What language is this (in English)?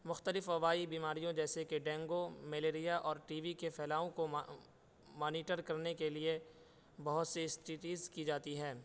Urdu